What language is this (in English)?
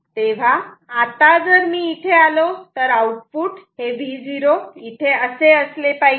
Marathi